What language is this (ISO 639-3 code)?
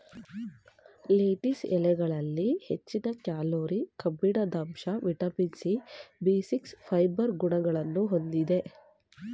kan